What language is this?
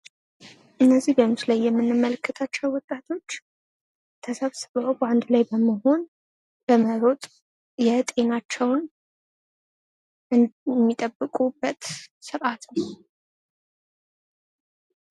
Amharic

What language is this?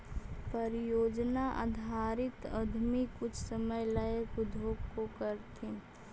Magahi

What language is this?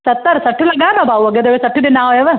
Sindhi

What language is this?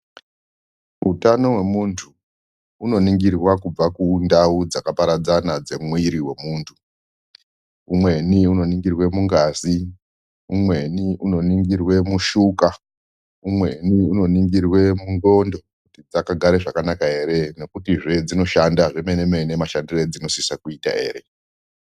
Ndau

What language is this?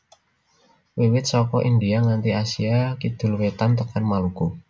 Javanese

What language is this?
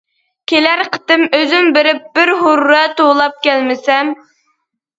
Uyghur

